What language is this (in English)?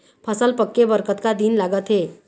Chhattisgarhi